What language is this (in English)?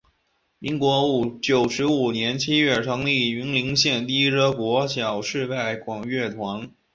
Chinese